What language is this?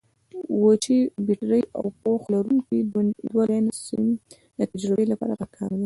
Pashto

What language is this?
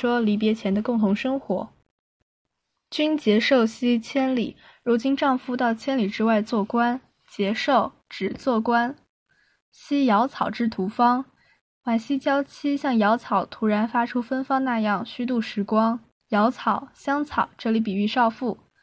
Chinese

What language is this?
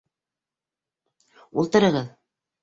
Bashkir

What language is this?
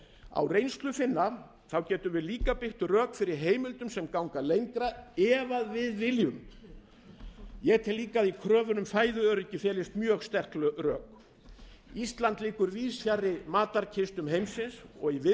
Icelandic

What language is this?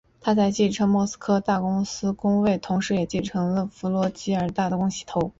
Chinese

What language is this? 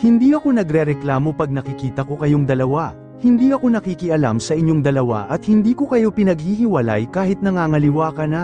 Filipino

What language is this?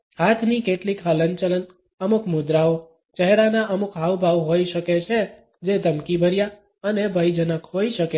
Gujarati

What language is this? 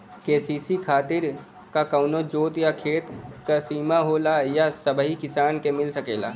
Bhojpuri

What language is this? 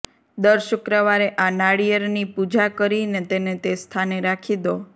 Gujarati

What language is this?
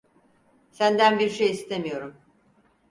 Turkish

